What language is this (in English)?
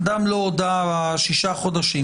Hebrew